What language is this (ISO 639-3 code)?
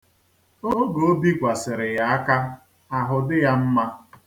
ibo